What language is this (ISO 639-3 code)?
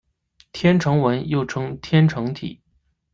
zho